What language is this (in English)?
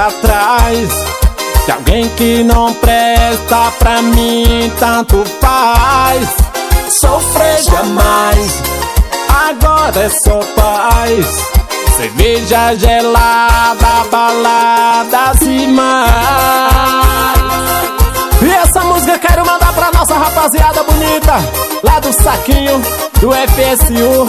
Portuguese